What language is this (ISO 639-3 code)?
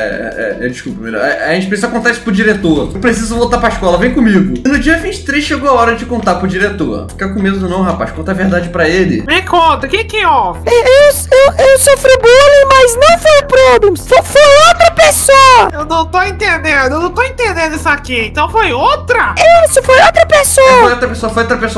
por